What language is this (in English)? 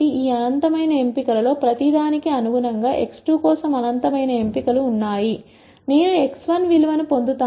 Telugu